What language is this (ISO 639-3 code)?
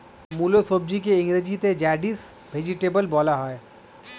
ben